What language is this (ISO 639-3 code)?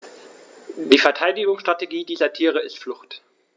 deu